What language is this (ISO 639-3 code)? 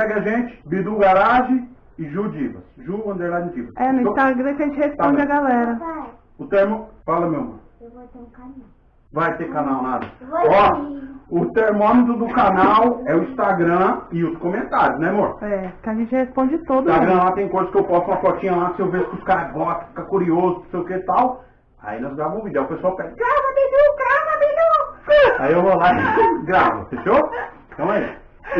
por